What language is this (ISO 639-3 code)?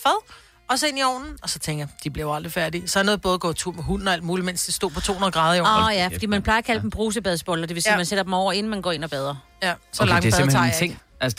dan